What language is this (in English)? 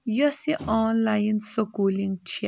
Kashmiri